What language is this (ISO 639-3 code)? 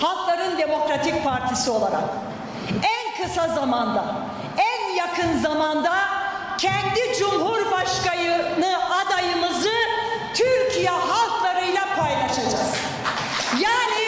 tur